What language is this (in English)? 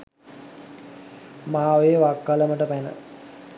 Sinhala